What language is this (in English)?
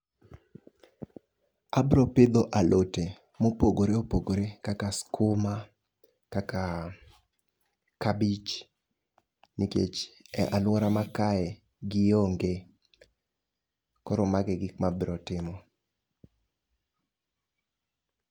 Luo (Kenya and Tanzania)